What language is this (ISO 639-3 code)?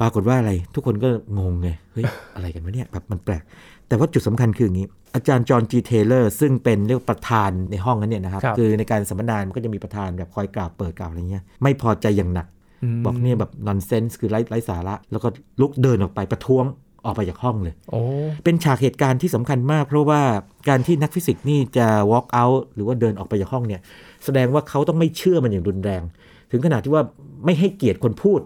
tha